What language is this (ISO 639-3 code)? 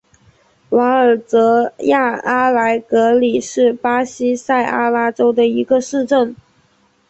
zho